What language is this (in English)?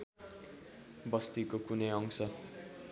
Nepali